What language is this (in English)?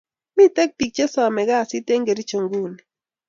Kalenjin